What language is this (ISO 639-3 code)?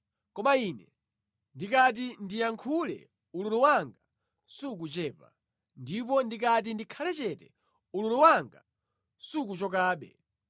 nya